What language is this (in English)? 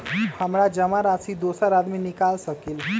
Magahi